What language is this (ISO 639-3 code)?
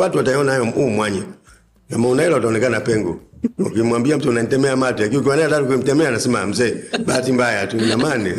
swa